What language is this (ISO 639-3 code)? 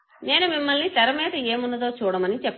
tel